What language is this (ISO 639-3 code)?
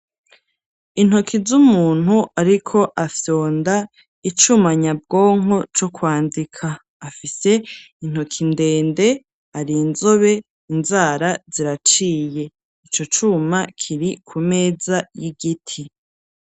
run